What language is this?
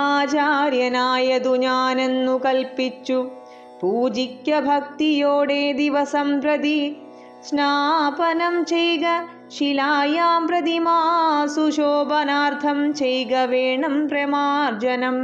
Malayalam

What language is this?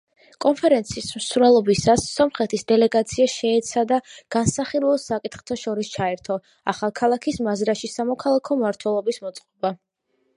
Georgian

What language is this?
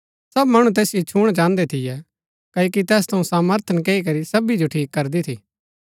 Gaddi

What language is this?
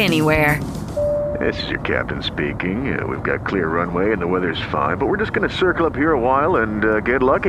Malay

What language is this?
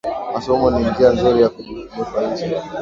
Swahili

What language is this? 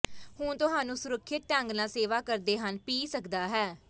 Punjabi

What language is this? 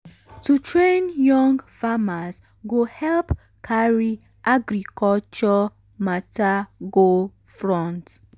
Nigerian Pidgin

